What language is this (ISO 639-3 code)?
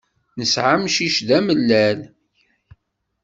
kab